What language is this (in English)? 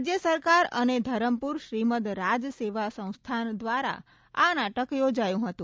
Gujarati